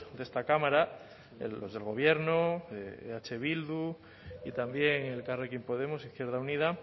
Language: Spanish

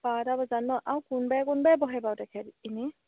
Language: Assamese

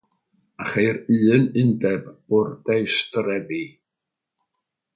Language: Welsh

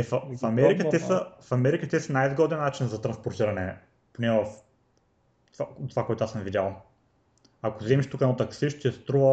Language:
Bulgarian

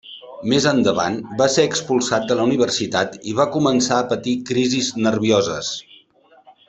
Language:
Catalan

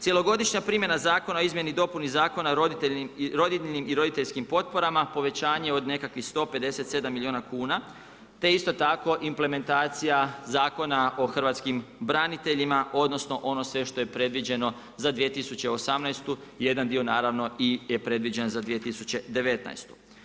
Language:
Croatian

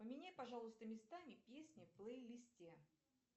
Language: Russian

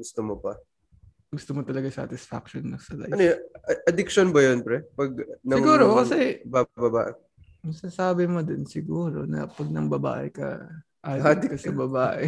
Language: Filipino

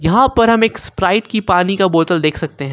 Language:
Hindi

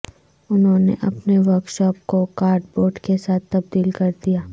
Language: Urdu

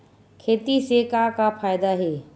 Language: Chhattisgarhi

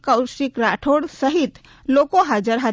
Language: Gujarati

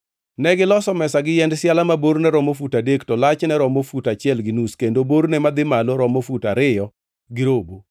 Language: Luo (Kenya and Tanzania)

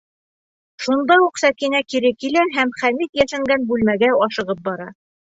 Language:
Bashkir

